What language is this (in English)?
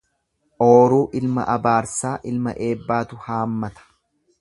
Oromo